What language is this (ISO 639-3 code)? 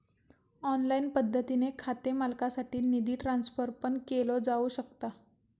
mar